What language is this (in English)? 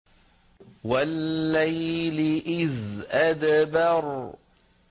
Arabic